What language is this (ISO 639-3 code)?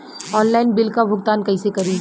bho